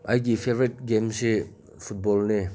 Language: Manipuri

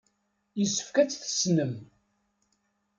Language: Kabyle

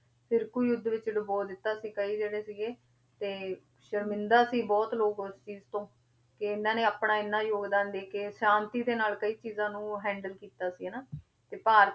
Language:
Punjabi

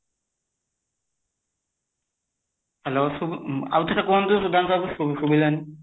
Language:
Odia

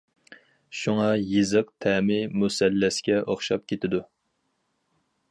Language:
Uyghur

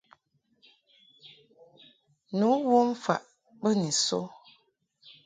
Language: Mungaka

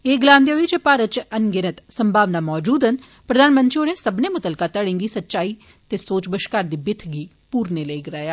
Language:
Dogri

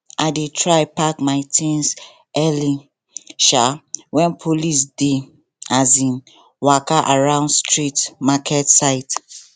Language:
Nigerian Pidgin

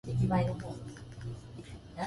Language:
Japanese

